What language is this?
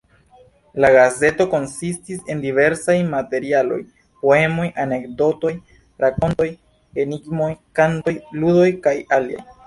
Esperanto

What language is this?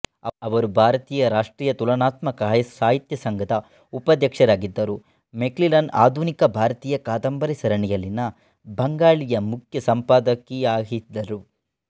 Kannada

